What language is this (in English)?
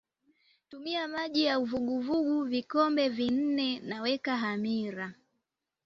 Swahili